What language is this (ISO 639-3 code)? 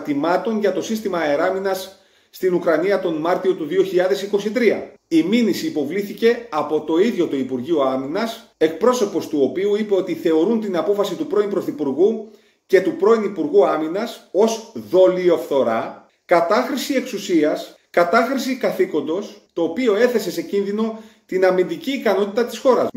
ell